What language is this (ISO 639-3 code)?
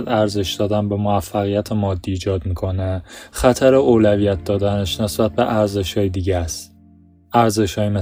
fas